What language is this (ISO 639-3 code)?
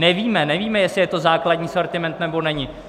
ces